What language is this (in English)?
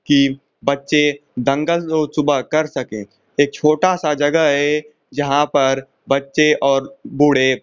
Hindi